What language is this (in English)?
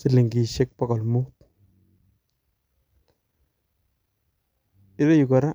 Kalenjin